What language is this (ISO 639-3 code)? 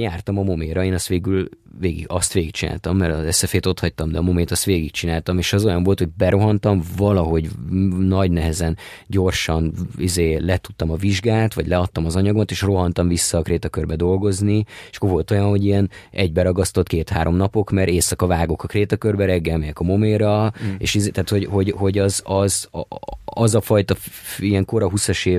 hun